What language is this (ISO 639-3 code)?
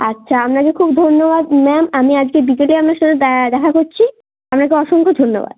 ben